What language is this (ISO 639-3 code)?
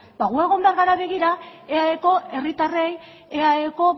eus